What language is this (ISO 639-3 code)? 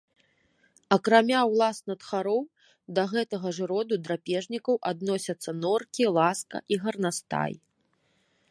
bel